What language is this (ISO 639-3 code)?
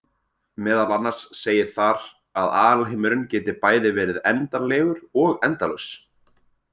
isl